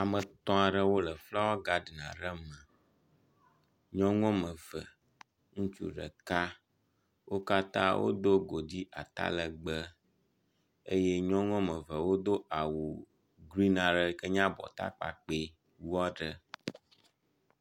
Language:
Ewe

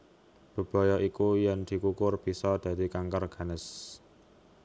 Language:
Javanese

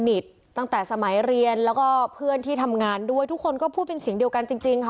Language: Thai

